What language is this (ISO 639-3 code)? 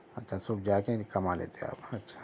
urd